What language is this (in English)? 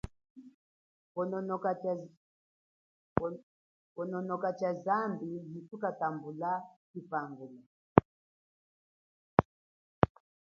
Chokwe